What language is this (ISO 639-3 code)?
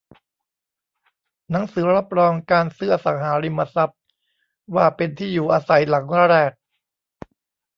tha